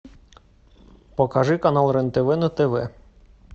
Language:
Russian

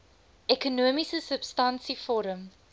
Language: Afrikaans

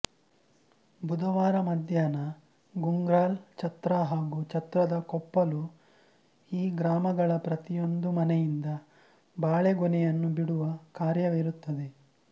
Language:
Kannada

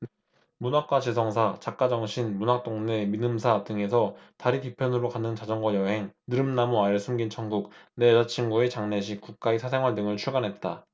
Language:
Korean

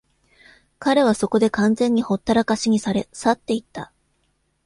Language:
Japanese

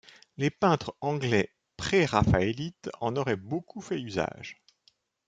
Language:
French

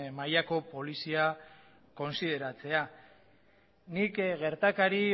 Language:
Basque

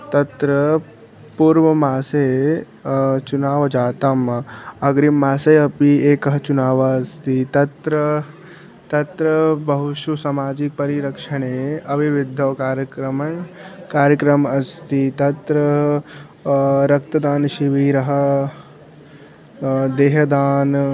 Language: Sanskrit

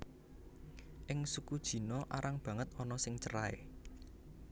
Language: Javanese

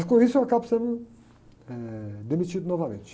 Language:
Portuguese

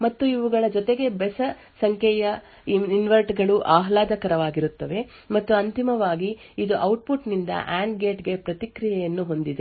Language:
Kannada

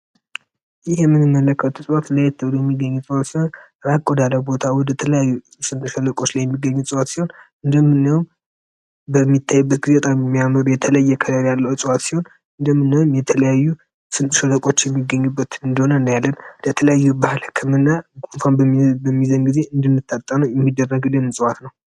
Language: Amharic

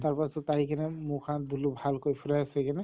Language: Assamese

